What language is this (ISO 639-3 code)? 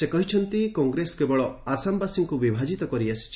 ori